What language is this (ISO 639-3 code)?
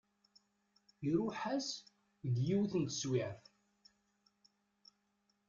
kab